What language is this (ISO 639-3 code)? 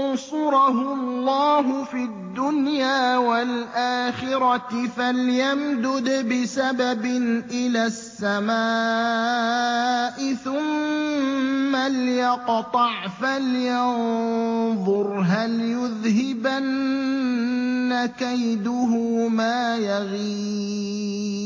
ara